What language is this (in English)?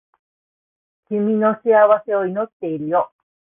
Japanese